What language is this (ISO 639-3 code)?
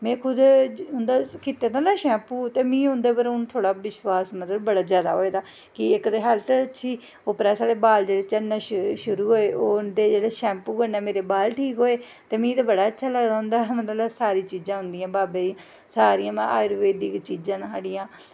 doi